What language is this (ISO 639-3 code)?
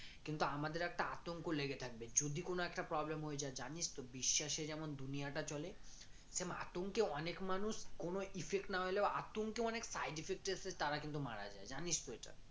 ben